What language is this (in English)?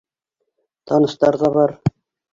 Bashkir